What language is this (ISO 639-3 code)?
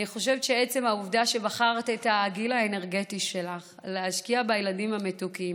heb